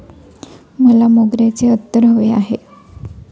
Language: Marathi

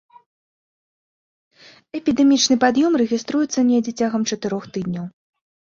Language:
Belarusian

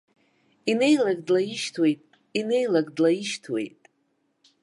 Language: Abkhazian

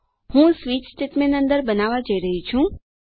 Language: Gujarati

